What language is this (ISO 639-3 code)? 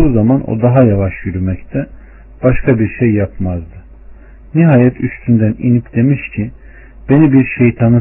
tur